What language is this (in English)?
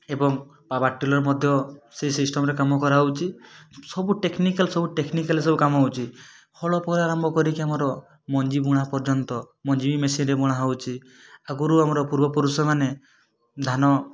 Odia